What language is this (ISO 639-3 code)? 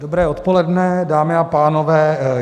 ces